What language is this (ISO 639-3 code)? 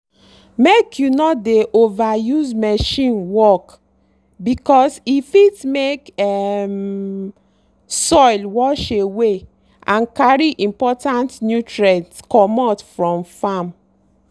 pcm